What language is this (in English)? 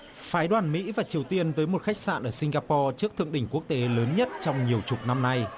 Vietnamese